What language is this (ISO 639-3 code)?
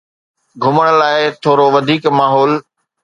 snd